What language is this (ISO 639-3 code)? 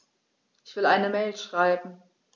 deu